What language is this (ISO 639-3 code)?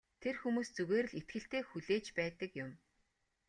mon